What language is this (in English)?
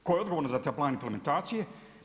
Croatian